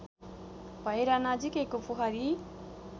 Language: Nepali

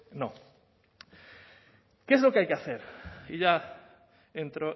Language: Spanish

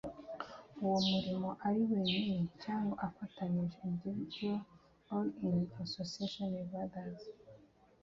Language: Kinyarwanda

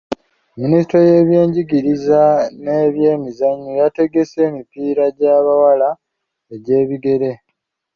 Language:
Ganda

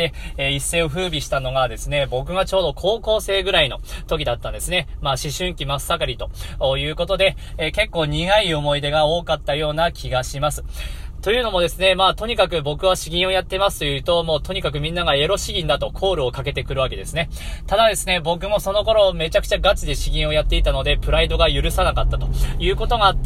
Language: Japanese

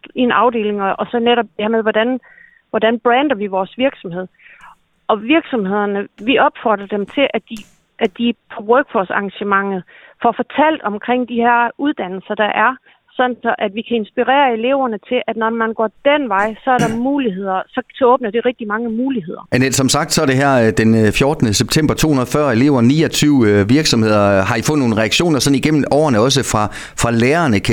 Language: Danish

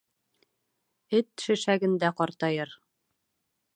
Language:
Bashkir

